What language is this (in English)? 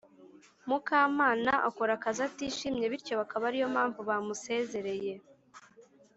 Kinyarwanda